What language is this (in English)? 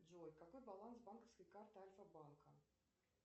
Russian